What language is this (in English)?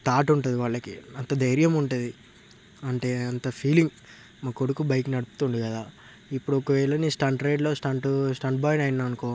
Telugu